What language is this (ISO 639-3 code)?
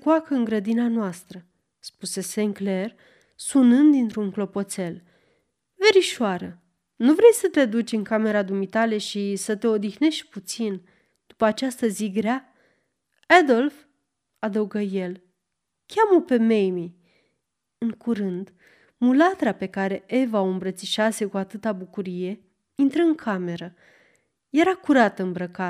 ron